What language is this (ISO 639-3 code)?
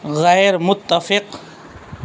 urd